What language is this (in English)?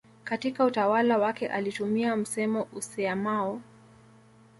Swahili